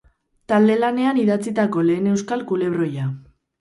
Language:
Basque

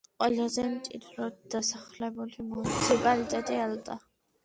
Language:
Georgian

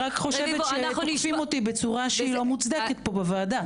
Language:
Hebrew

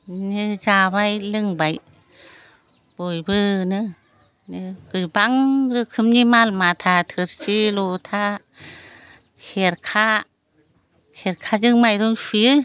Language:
Bodo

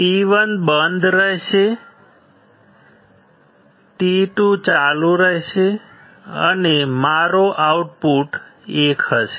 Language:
Gujarati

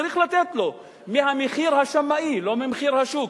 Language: Hebrew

